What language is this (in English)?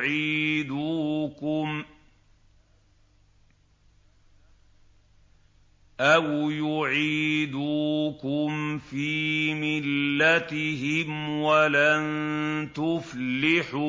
Arabic